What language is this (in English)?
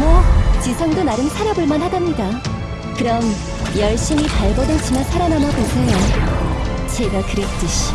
Korean